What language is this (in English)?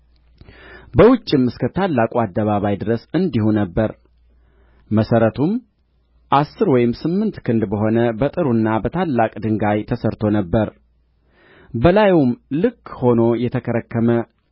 Amharic